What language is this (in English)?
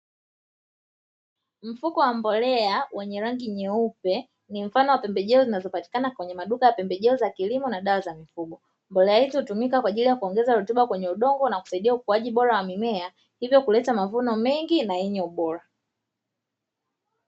Swahili